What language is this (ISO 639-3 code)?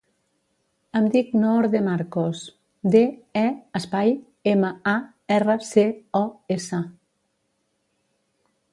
cat